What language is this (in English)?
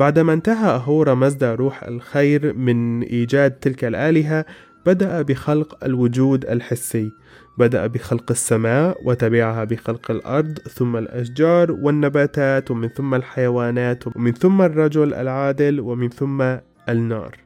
Arabic